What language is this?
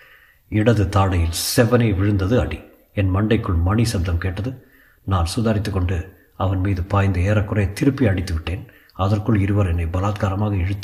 Tamil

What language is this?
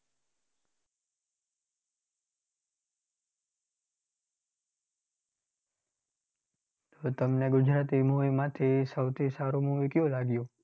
Gujarati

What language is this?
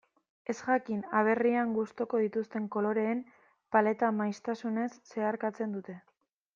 Basque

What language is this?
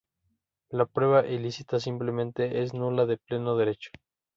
Spanish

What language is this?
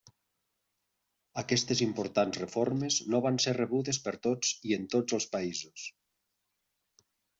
Catalan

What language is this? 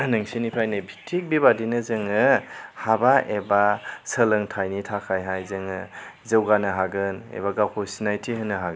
Bodo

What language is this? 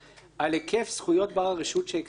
Hebrew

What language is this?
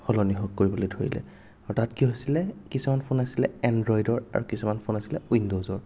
Assamese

